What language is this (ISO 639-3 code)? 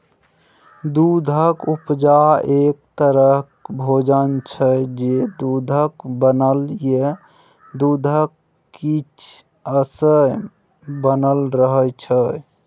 mai